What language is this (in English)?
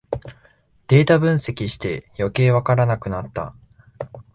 Japanese